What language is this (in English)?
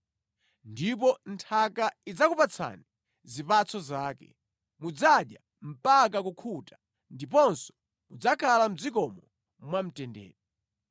Nyanja